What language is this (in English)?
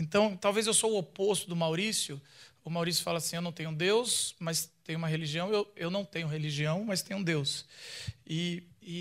Portuguese